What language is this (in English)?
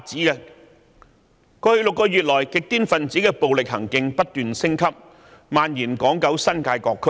Cantonese